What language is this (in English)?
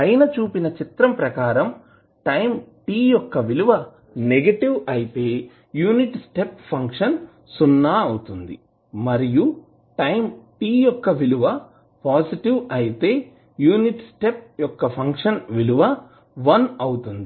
Telugu